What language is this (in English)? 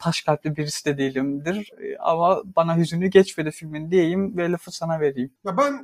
Turkish